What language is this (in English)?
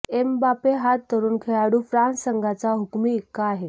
Marathi